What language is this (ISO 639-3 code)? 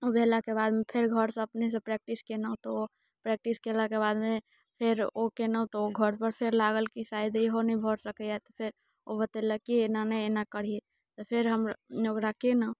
mai